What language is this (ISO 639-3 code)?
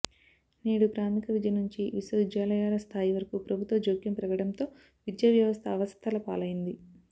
tel